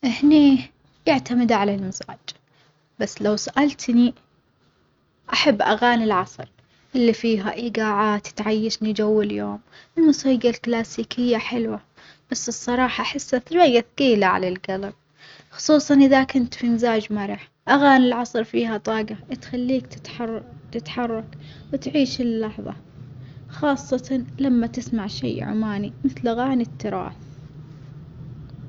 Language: Omani Arabic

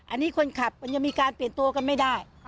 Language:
Thai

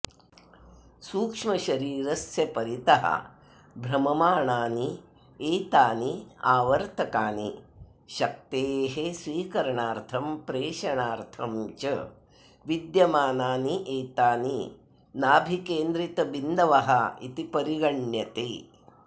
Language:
Sanskrit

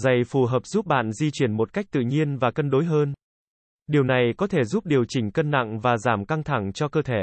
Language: Vietnamese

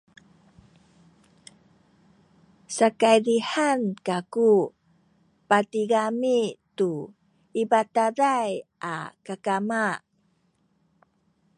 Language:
Sakizaya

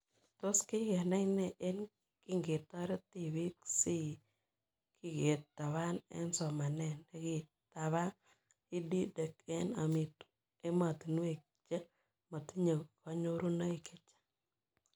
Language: Kalenjin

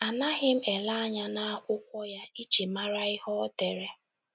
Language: Igbo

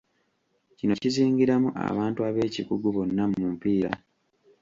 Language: Ganda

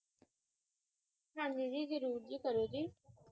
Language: Punjabi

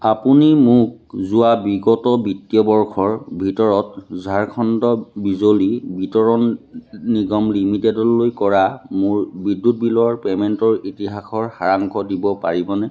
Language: Assamese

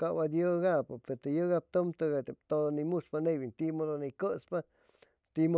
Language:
Chimalapa Zoque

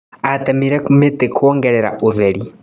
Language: Kikuyu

